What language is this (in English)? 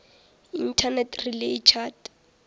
Northern Sotho